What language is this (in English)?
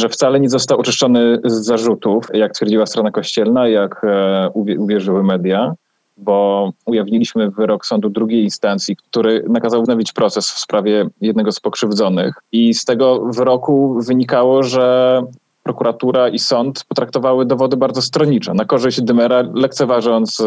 Polish